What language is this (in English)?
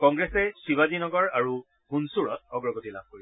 Assamese